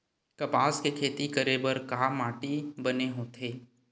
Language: Chhattisgarhi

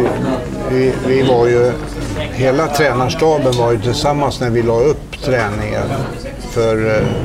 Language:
Swedish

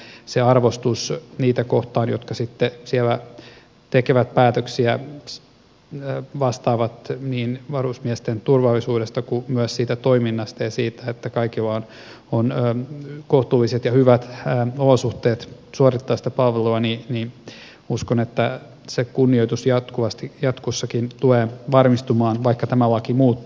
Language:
Finnish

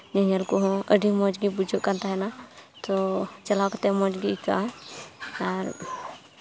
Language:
Santali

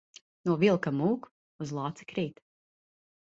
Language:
Latvian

